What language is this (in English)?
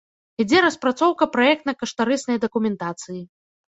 Belarusian